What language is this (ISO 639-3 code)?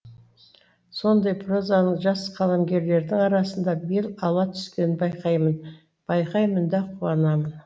kaz